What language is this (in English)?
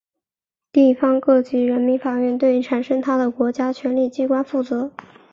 Chinese